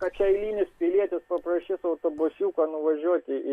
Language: Lithuanian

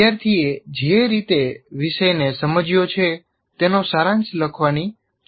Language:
Gujarati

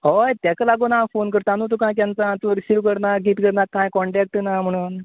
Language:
Konkani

